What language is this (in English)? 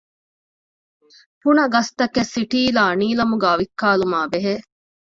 Divehi